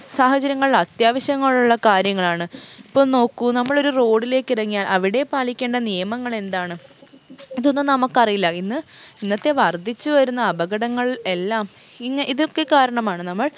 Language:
Malayalam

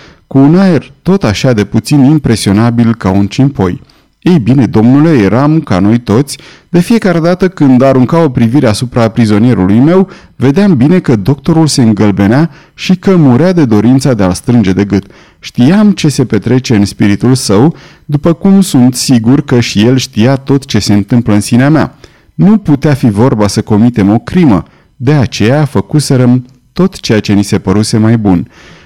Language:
Romanian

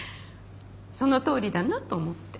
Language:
Japanese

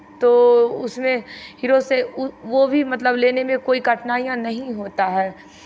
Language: Hindi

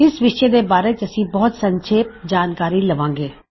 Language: Punjabi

